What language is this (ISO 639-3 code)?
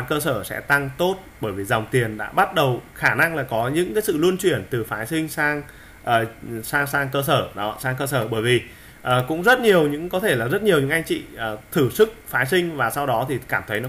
vie